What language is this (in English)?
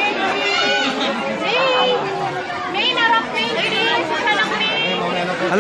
Spanish